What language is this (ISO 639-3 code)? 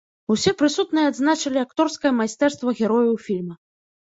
bel